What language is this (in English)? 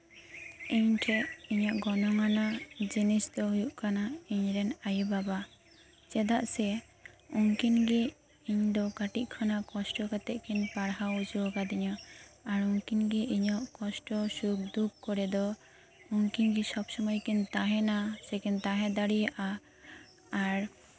Santali